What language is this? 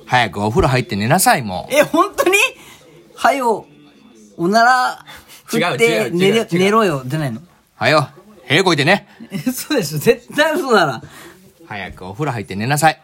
Japanese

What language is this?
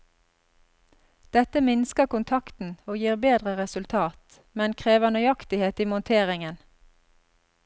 Norwegian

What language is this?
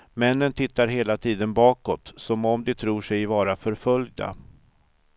Swedish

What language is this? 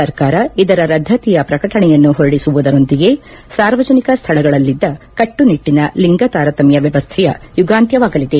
Kannada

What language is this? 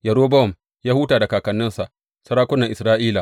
Hausa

